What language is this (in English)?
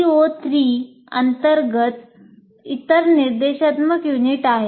Marathi